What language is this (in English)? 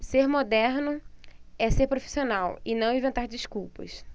Portuguese